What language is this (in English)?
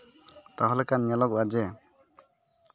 Santali